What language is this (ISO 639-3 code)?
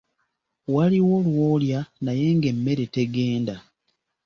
lug